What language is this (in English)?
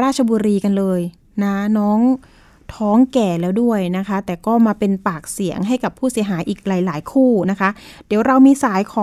Thai